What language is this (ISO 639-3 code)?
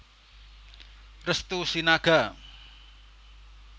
jav